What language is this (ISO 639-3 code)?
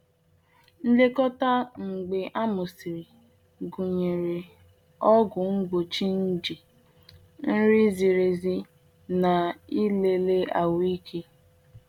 ibo